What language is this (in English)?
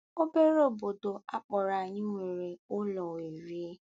Igbo